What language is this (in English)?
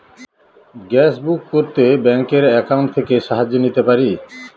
Bangla